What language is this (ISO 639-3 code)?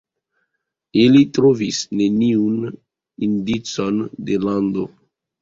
epo